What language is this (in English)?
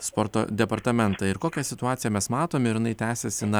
Lithuanian